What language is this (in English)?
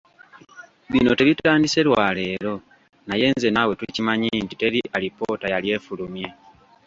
Ganda